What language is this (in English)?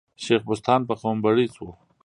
Pashto